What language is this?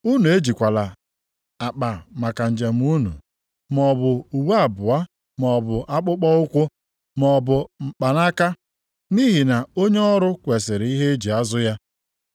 Igbo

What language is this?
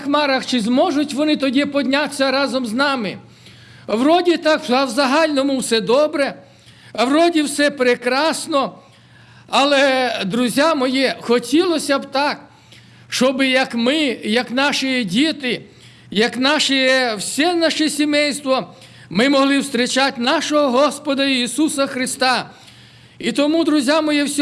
Ukrainian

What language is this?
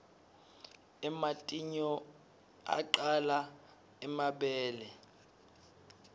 Swati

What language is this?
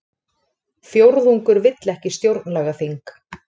Icelandic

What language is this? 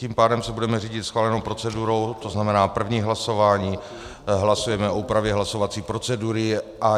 Czech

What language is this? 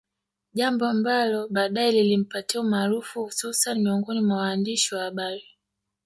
Swahili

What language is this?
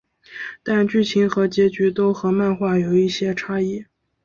Chinese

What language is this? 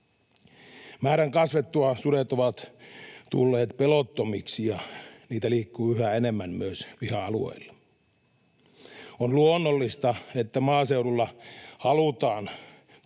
Finnish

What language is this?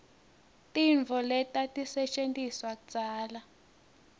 Swati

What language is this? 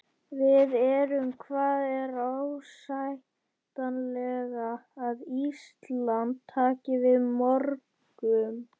Icelandic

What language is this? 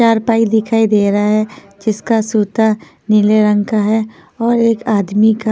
Hindi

